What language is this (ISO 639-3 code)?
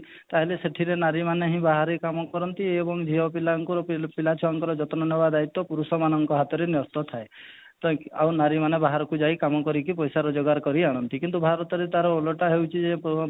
ori